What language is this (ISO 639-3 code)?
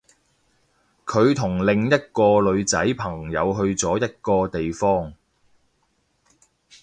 yue